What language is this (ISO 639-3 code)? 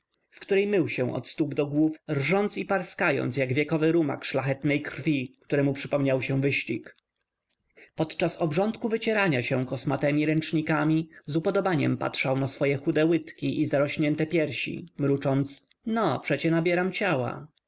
pol